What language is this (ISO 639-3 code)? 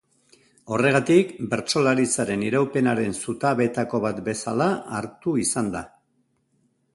eus